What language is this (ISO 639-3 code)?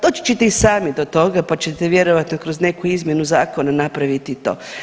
hrv